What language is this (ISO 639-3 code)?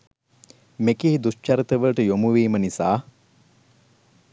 sin